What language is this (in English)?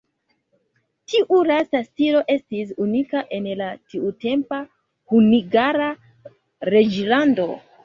Esperanto